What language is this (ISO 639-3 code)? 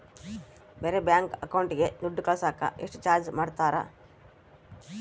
kan